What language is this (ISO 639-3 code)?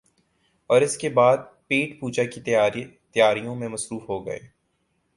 urd